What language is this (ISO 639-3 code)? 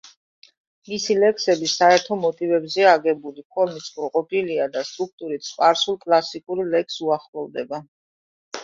kat